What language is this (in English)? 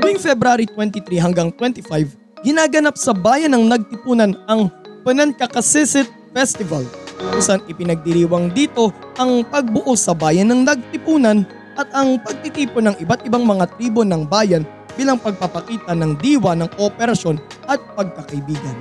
Filipino